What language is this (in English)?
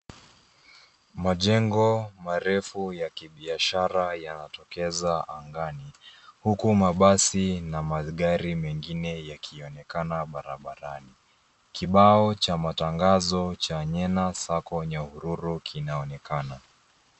Swahili